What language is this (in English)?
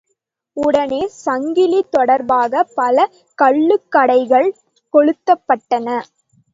Tamil